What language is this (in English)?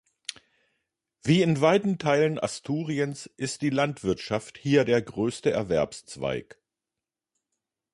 German